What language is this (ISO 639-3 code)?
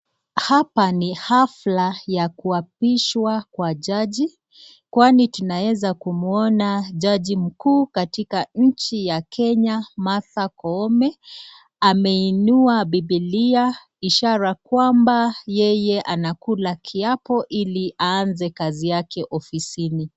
swa